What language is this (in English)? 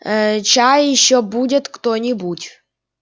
Russian